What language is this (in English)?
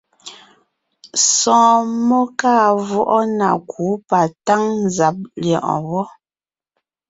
Ngiemboon